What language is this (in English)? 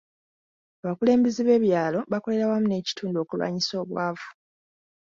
Ganda